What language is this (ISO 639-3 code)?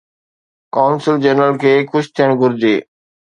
snd